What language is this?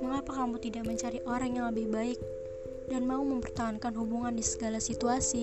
Indonesian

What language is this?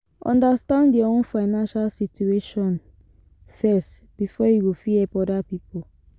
Nigerian Pidgin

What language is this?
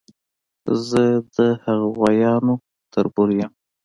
Pashto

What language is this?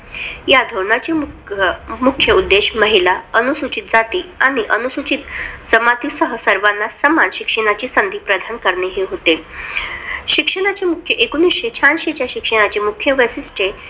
Marathi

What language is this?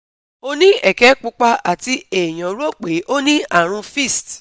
Yoruba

